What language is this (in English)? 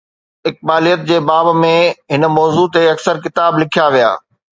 Sindhi